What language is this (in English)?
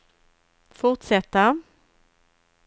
Swedish